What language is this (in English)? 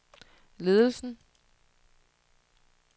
Danish